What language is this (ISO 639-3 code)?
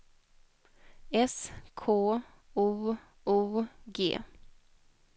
swe